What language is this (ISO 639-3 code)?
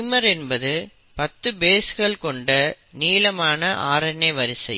tam